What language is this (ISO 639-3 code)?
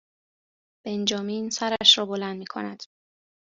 fas